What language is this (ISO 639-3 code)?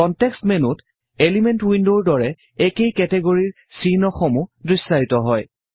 asm